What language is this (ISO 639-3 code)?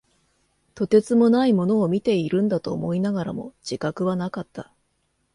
jpn